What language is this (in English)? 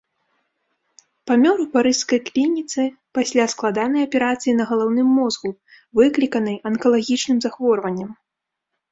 Belarusian